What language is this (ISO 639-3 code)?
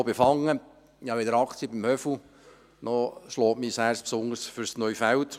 gsw